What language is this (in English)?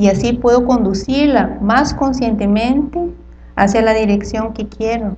Spanish